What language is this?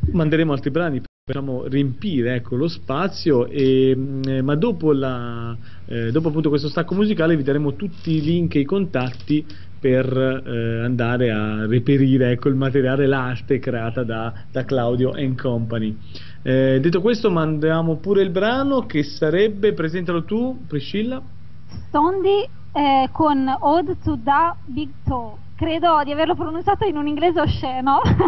Italian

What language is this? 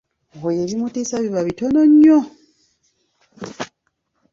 Ganda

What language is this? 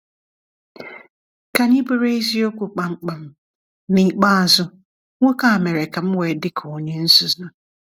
Igbo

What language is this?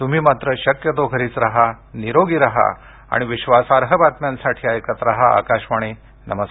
Marathi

